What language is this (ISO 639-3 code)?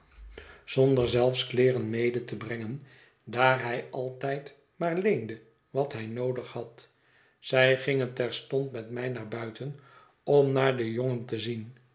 nld